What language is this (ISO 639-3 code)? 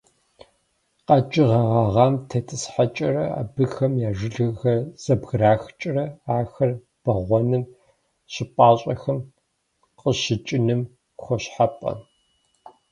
kbd